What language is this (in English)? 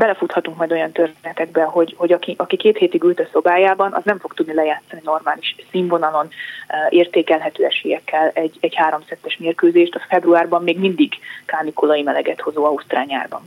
Hungarian